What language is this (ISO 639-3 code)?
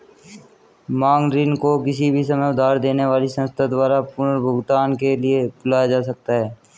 hin